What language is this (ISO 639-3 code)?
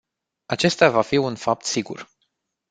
ron